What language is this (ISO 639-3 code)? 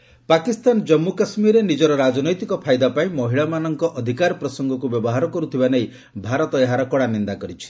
ori